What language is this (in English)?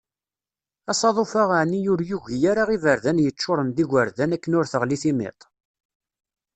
Kabyle